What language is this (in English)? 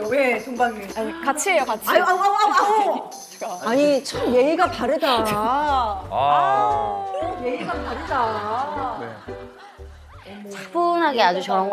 Korean